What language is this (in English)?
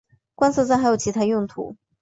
Chinese